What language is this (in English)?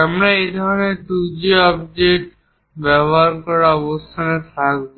Bangla